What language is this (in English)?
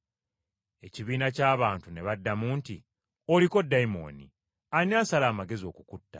Ganda